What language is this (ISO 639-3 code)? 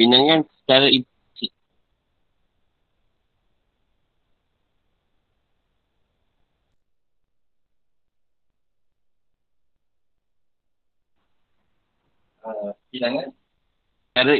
msa